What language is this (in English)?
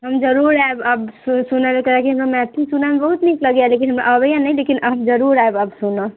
Maithili